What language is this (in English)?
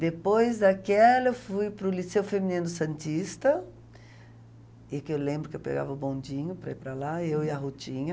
Portuguese